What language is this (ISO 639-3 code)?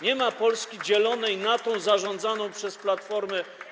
pol